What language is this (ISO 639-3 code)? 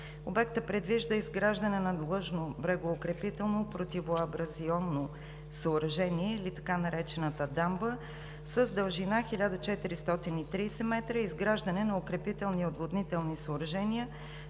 bul